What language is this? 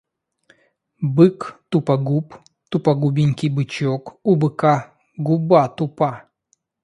Russian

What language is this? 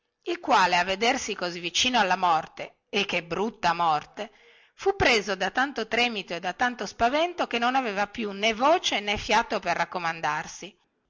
Italian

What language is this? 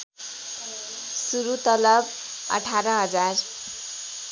Nepali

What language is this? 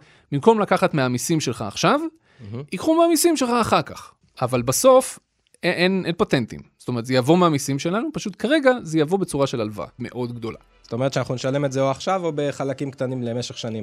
Hebrew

